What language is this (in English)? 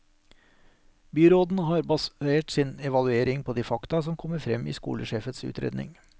Norwegian